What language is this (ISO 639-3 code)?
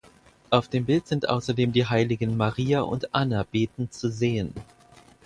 deu